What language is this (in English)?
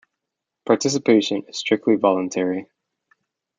English